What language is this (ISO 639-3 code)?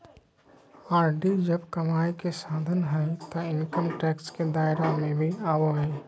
mag